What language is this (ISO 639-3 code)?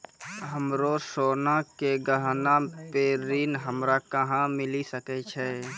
mai